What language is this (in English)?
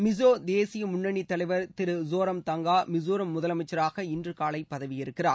Tamil